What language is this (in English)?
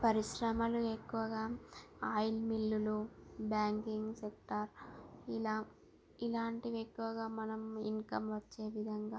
Telugu